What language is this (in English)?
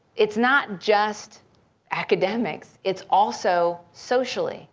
English